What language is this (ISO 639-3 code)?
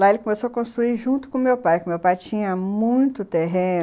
por